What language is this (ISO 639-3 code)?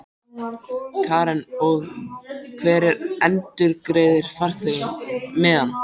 isl